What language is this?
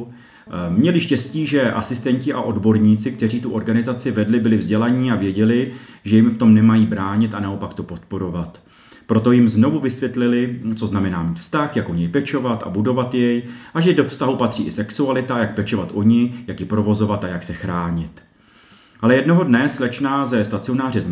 Czech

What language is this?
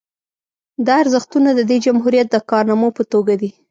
Pashto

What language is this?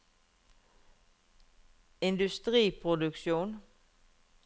Norwegian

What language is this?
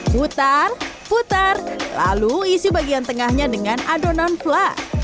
Indonesian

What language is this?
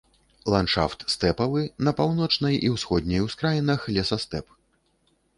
Belarusian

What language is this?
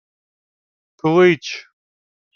Ukrainian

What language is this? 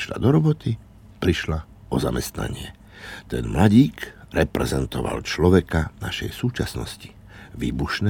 Slovak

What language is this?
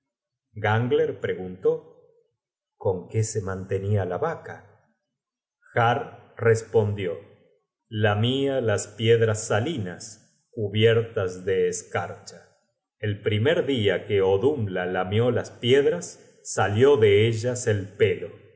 Spanish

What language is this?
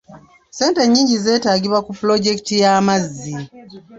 Ganda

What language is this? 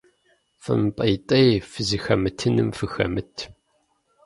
Kabardian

